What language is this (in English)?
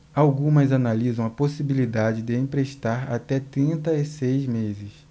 Portuguese